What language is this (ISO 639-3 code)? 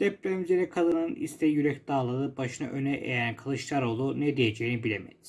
tur